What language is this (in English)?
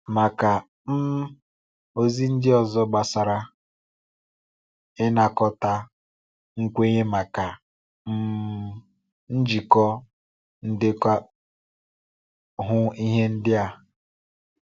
Igbo